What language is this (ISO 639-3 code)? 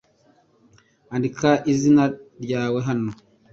kin